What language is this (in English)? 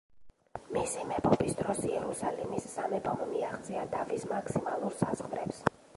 Georgian